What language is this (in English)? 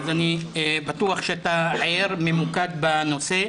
Hebrew